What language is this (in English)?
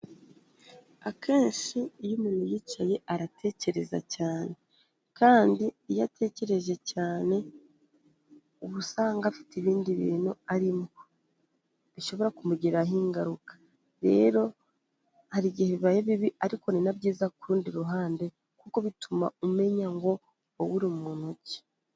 Kinyarwanda